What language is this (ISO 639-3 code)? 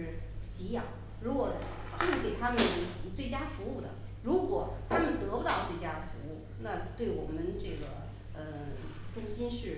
zho